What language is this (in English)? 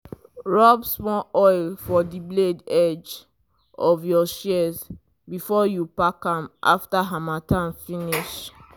Nigerian Pidgin